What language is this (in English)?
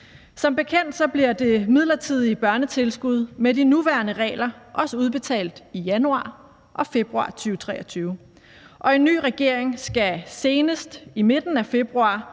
Danish